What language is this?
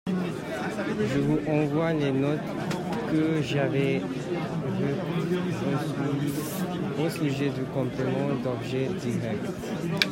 French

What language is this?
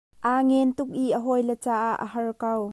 Hakha Chin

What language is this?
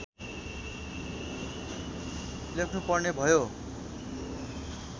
Nepali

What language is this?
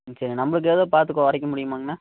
Tamil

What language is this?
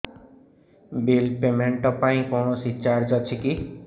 Odia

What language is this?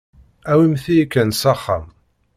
Kabyle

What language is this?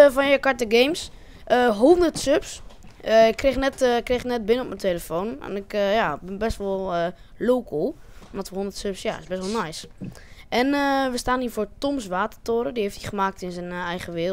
Dutch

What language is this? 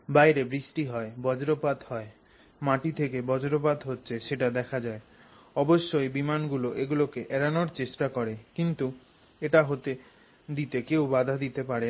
Bangla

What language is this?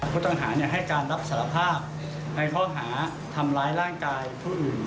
Thai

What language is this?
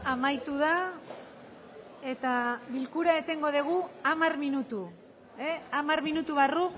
Basque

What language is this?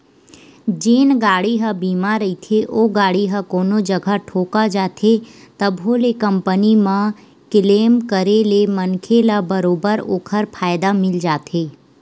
Chhattisgarhi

